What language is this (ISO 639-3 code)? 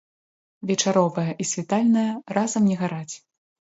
bel